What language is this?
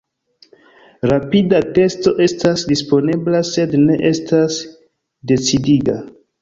Esperanto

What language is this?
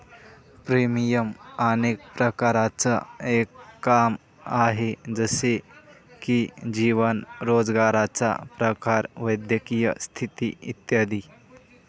Marathi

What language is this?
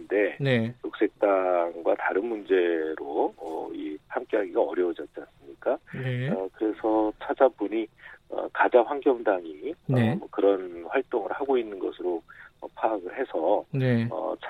Korean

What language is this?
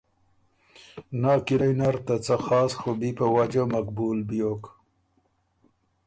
Ormuri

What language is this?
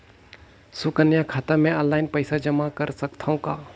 Chhattisgarhi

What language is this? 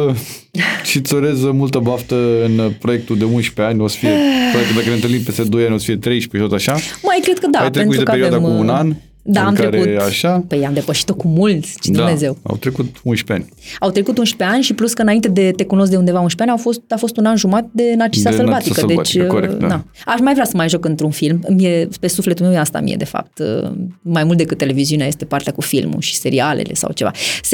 Romanian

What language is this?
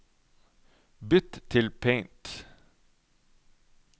Norwegian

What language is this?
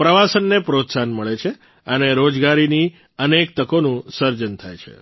Gujarati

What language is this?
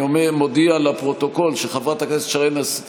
Hebrew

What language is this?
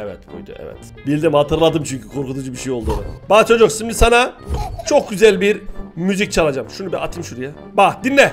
Turkish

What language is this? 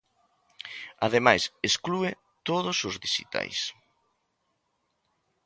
Galician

